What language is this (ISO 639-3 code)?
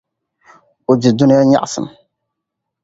dag